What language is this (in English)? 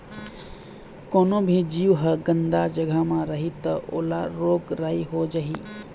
Chhattisgarhi